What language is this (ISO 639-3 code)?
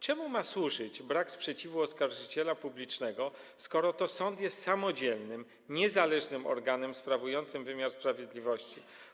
pol